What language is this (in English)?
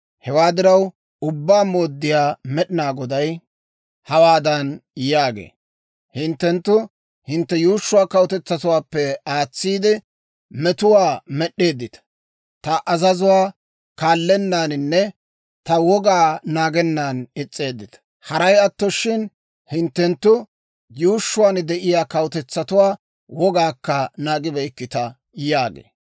Dawro